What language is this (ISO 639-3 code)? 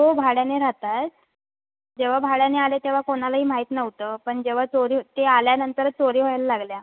mar